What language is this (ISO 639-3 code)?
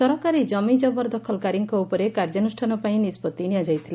ori